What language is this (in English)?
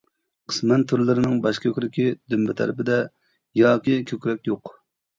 Uyghur